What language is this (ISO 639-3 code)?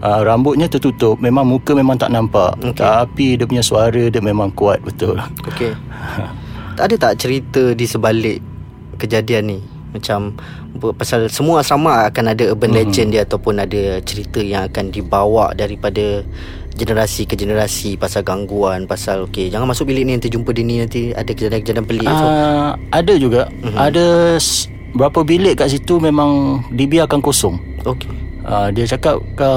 msa